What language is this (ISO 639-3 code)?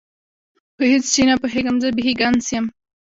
pus